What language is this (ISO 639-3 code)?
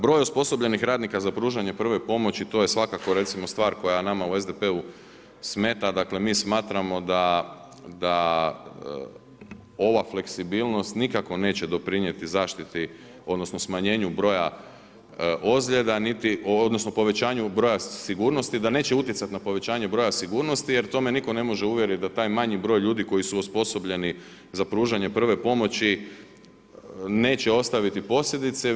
hrv